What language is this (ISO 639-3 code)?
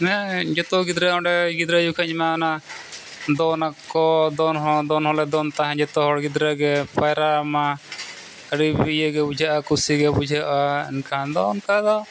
sat